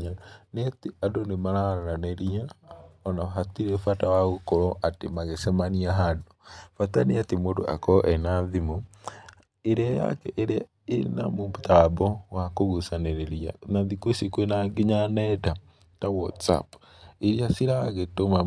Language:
Kikuyu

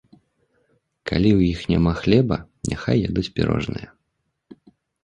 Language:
Belarusian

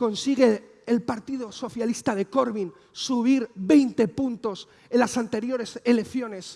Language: Spanish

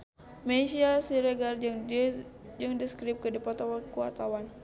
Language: Sundanese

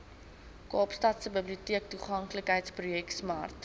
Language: Afrikaans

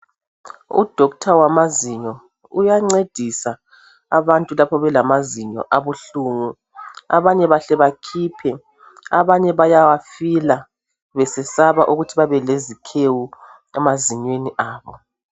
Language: North Ndebele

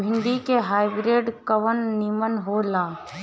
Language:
Bhojpuri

